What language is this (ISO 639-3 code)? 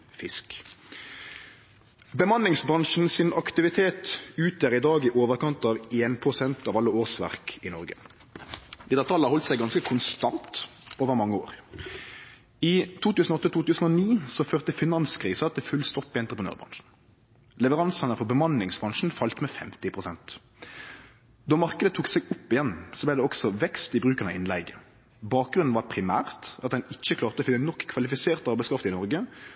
nno